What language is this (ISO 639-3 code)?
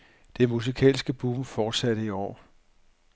dan